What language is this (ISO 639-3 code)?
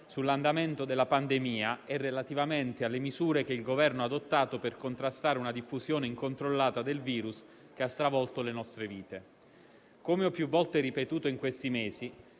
ita